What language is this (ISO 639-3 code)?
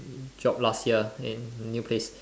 eng